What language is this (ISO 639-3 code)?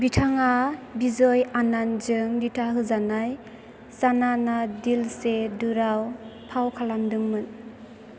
brx